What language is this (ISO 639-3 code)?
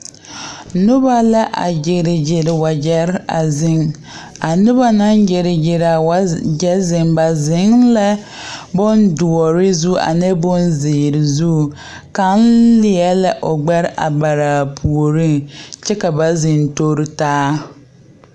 dga